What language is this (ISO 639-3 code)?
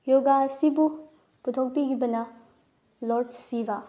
mni